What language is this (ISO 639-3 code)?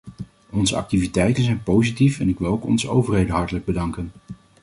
nld